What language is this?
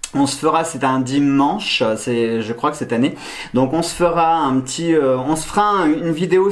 French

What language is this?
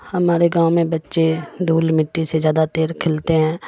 Urdu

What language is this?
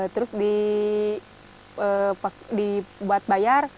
Indonesian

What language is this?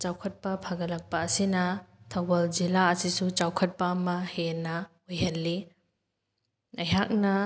Manipuri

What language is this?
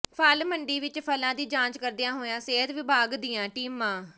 Punjabi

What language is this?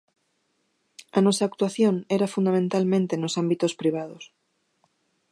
Galician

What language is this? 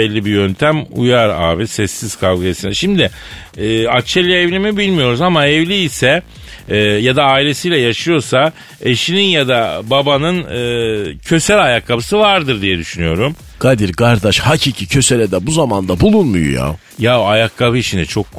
Turkish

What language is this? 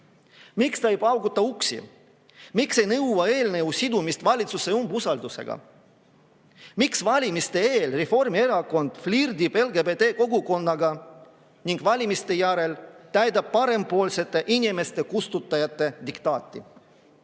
Estonian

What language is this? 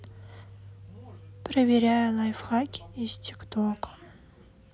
Russian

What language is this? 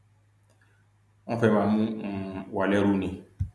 Yoruba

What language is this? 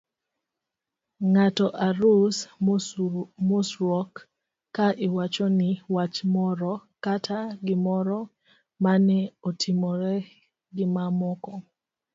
Luo (Kenya and Tanzania)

